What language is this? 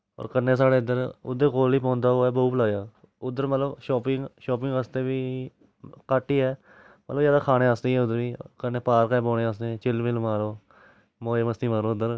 Dogri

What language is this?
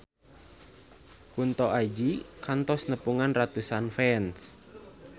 Sundanese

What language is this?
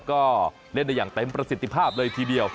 Thai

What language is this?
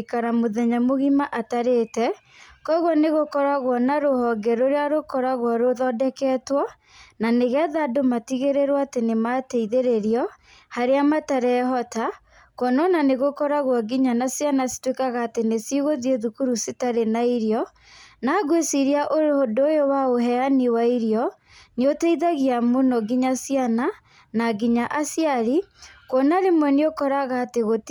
Kikuyu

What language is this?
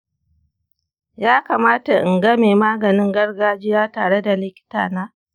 Hausa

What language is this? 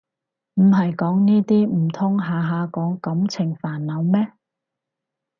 Cantonese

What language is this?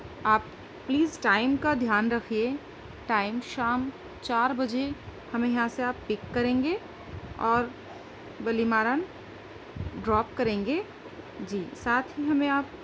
Urdu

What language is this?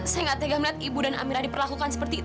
Indonesian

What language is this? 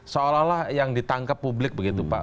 Indonesian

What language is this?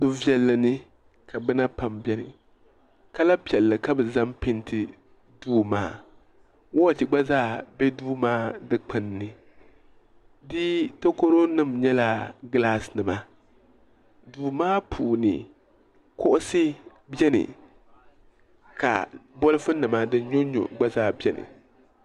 Dagbani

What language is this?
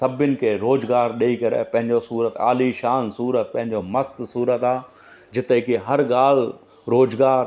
Sindhi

